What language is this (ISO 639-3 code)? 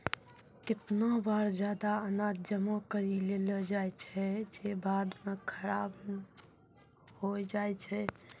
mai